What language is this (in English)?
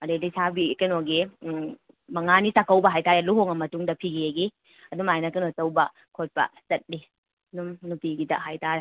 Manipuri